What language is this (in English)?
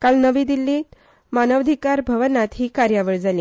Konkani